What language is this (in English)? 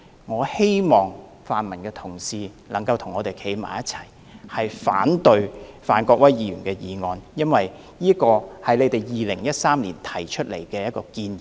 Cantonese